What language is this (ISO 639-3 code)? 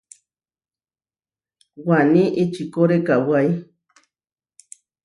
var